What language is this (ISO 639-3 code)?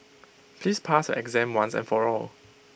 eng